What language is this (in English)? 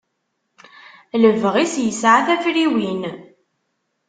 Kabyle